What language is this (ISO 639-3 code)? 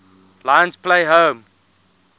eng